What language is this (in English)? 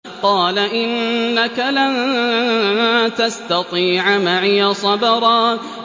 Arabic